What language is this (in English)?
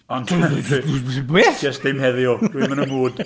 Welsh